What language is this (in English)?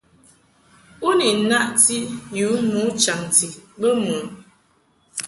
Mungaka